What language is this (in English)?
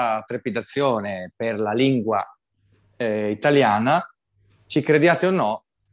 Italian